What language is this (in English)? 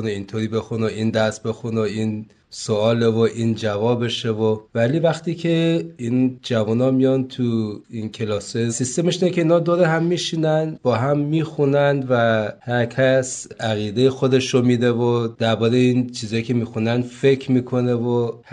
Persian